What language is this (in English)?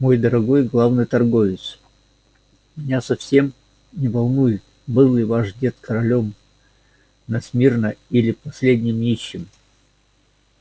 Russian